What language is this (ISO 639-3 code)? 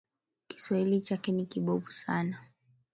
swa